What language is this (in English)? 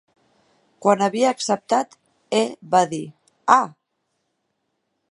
Catalan